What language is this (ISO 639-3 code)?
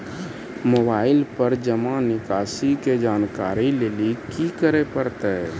mai